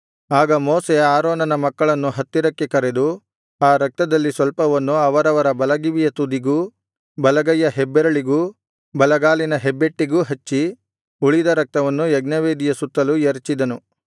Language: Kannada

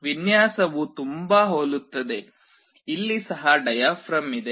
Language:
Kannada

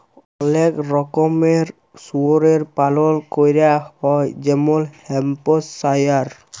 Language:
Bangla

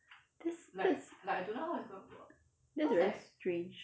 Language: English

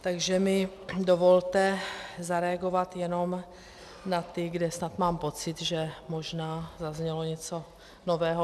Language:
Czech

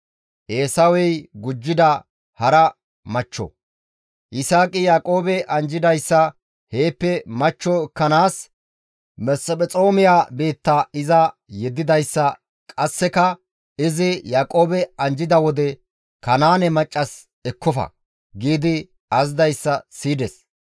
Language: Gamo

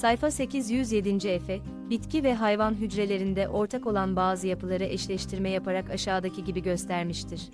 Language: Turkish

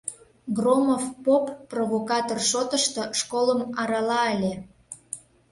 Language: Mari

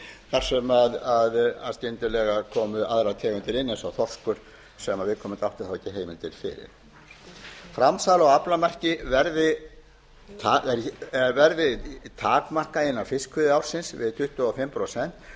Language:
Icelandic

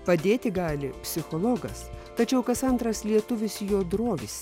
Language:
Lithuanian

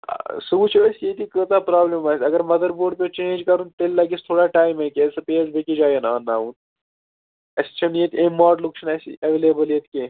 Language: Kashmiri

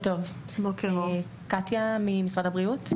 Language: Hebrew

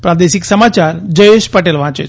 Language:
Gujarati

